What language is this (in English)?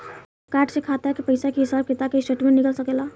Bhojpuri